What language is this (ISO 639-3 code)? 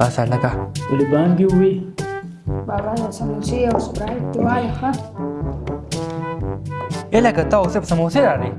pus